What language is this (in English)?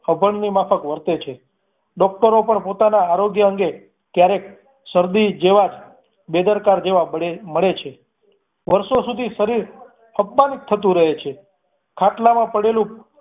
Gujarati